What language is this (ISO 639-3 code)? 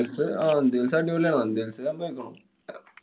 mal